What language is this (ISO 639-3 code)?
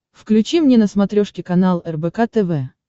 rus